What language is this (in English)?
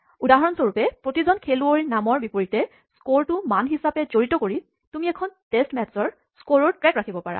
Assamese